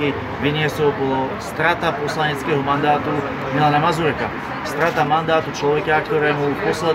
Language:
Slovak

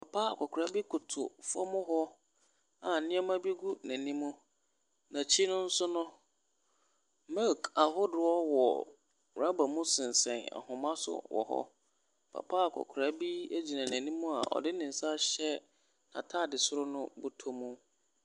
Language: Akan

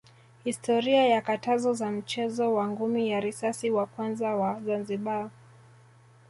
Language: Swahili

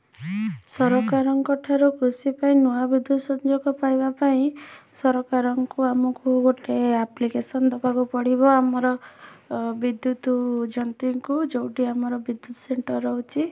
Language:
Odia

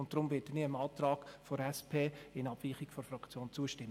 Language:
Swiss German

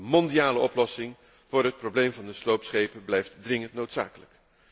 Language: Dutch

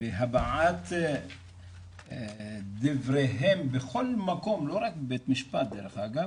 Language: Hebrew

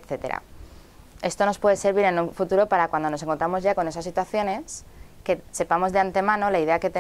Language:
Spanish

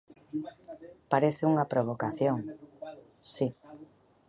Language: Galician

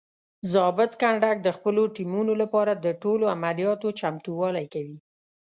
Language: Pashto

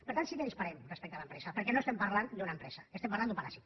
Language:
Catalan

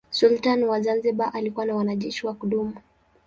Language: Swahili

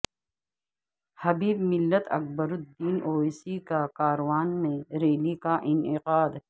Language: Urdu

